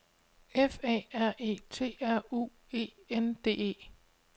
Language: Danish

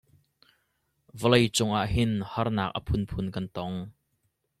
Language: Hakha Chin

